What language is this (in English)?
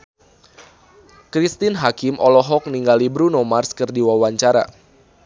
Sundanese